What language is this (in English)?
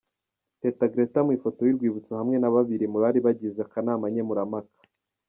Kinyarwanda